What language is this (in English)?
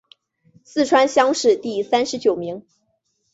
Chinese